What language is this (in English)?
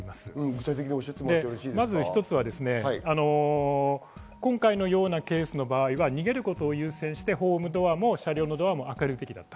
Japanese